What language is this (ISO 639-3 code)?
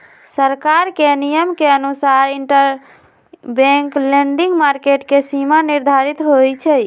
mag